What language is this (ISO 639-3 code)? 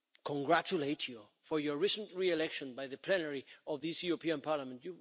eng